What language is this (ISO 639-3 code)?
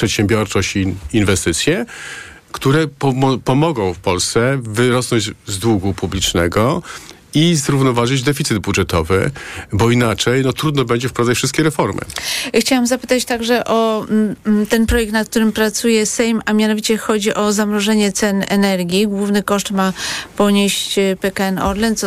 pol